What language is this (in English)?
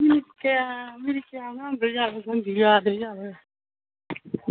Manipuri